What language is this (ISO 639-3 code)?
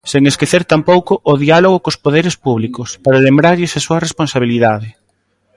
glg